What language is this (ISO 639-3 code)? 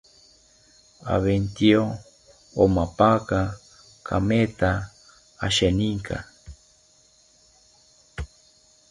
cpy